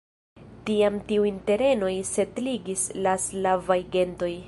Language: Esperanto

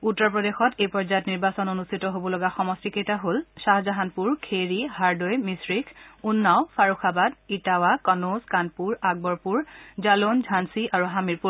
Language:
Assamese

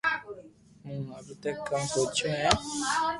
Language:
Loarki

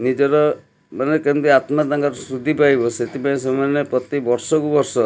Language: Odia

